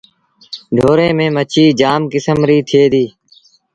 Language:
Sindhi Bhil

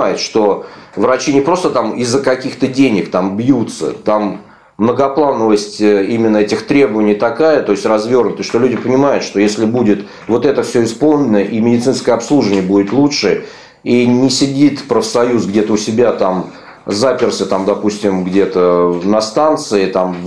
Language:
Russian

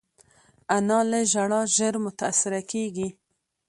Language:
Pashto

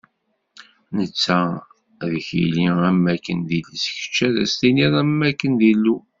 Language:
Kabyle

